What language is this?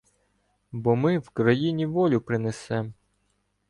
Ukrainian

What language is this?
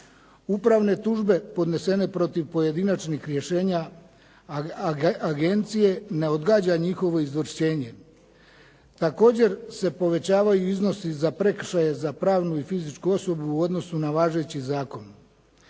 Croatian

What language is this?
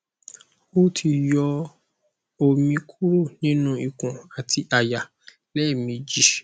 Yoruba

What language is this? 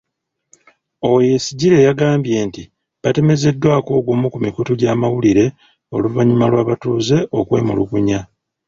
Ganda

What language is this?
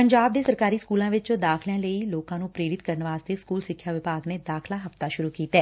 Punjabi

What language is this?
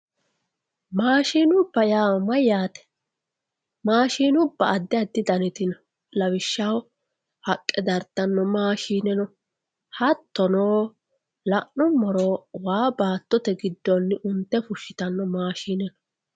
Sidamo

